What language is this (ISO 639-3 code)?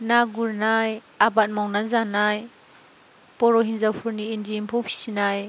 brx